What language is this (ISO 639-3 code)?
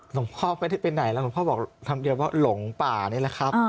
tha